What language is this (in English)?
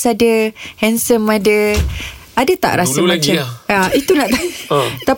Malay